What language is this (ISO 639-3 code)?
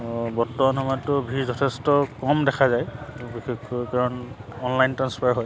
asm